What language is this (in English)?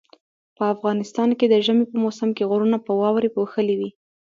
Pashto